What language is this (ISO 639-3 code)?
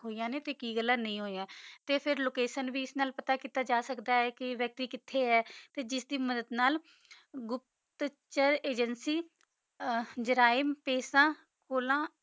pan